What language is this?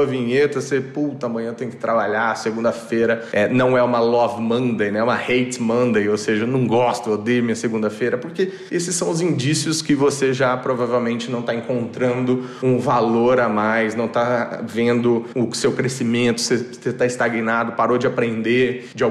Portuguese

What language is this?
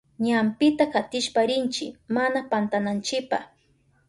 Southern Pastaza Quechua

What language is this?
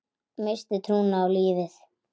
Icelandic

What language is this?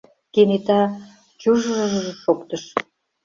Mari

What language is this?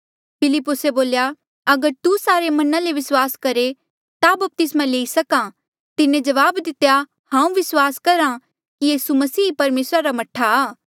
Mandeali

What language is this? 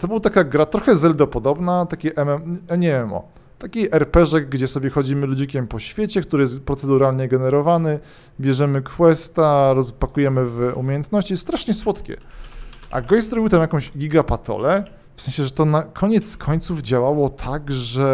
Polish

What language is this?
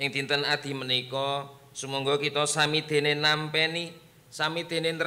Indonesian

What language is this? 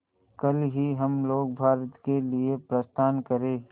Hindi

